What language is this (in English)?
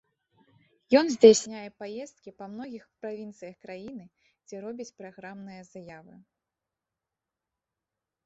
Belarusian